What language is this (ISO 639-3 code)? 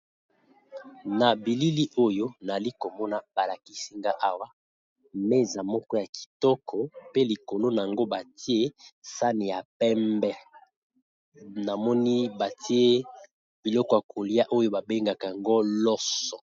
lin